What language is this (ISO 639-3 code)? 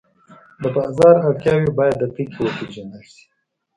pus